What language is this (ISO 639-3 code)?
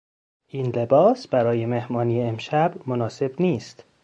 fas